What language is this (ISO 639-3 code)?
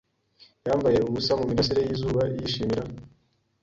kin